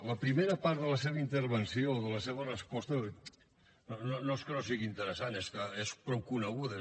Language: Catalan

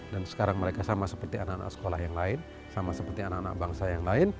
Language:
Indonesian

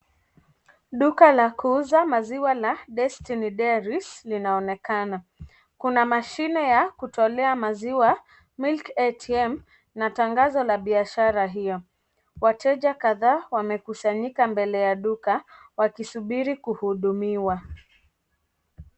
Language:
Swahili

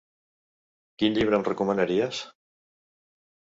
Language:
Catalan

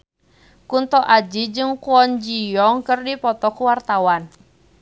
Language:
Sundanese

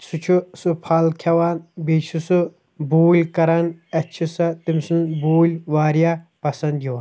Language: Kashmiri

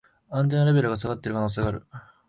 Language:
Japanese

